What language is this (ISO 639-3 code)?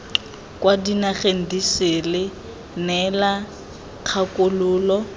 tsn